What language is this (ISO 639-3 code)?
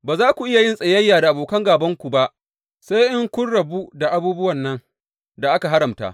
hau